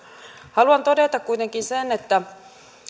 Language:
Finnish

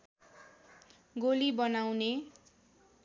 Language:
Nepali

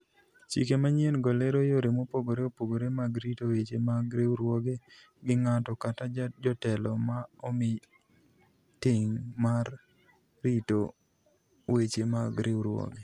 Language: Luo (Kenya and Tanzania)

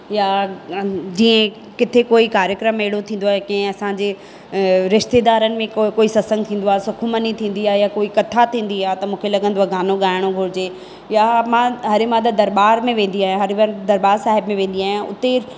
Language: Sindhi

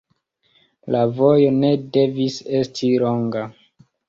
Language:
Esperanto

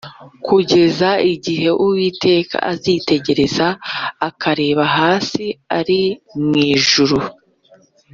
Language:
Kinyarwanda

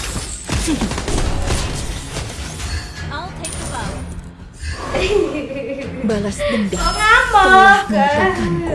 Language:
Indonesian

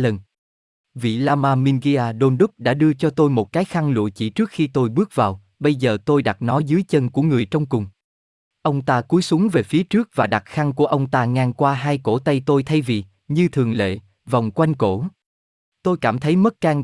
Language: Vietnamese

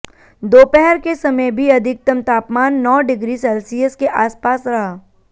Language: Hindi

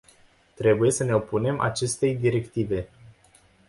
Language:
Romanian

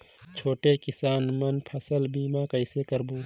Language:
Chhattisgarhi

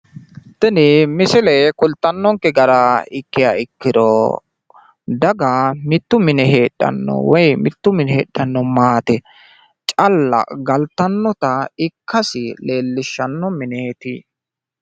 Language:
Sidamo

